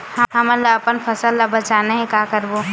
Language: Chhattisgarhi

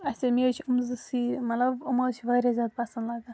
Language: Kashmiri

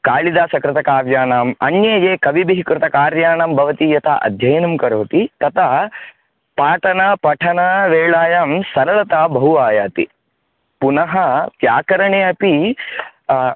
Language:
Sanskrit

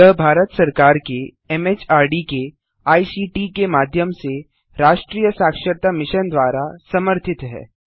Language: Hindi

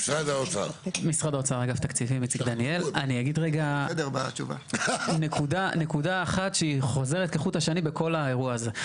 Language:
Hebrew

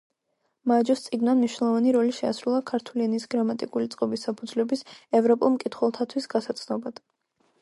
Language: Georgian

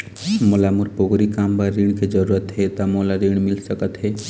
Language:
Chhattisgarhi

